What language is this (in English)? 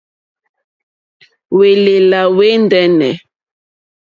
Mokpwe